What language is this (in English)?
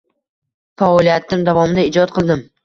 Uzbek